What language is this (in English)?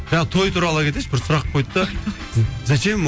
Kazakh